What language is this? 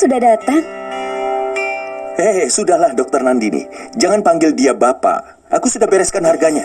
Indonesian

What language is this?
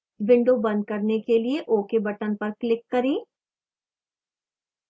Hindi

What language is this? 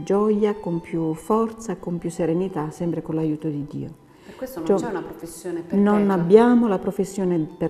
Italian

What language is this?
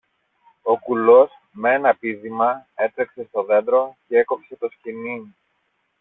Greek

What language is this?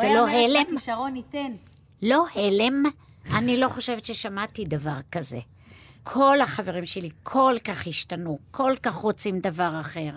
Hebrew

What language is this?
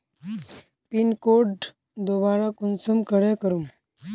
Magahi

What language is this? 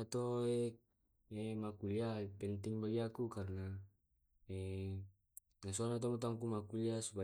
Tae'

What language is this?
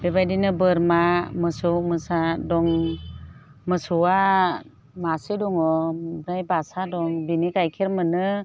Bodo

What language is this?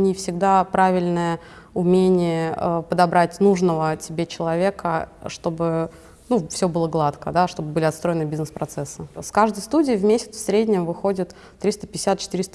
Russian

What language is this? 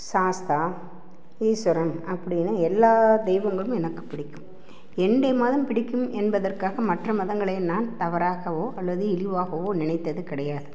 Tamil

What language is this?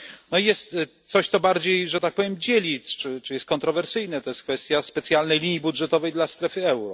Polish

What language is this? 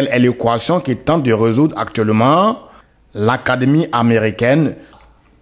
French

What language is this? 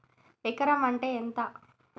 Telugu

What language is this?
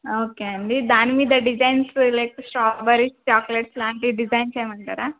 Telugu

